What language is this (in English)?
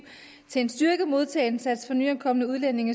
Danish